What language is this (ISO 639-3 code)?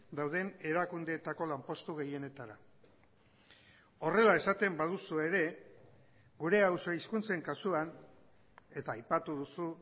eus